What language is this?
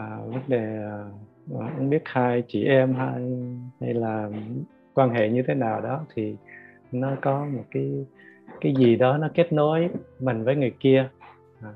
Vietnamese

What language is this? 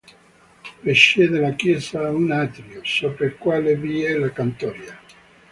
Italian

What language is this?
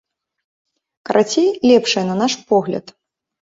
Belarusian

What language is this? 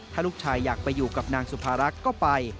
Thai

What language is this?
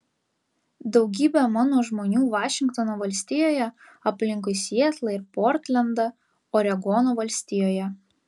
Lithuanian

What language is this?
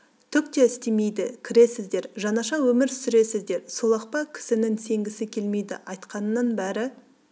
Kazakh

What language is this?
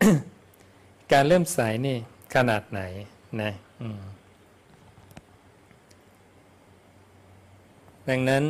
Thai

